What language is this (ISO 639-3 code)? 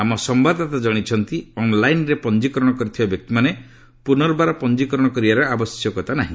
ori